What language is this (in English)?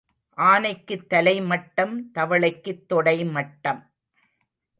Tamil